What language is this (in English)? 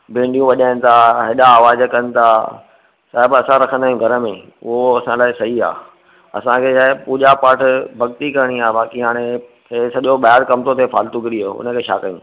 Sindhi